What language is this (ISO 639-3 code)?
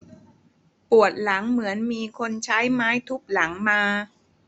tha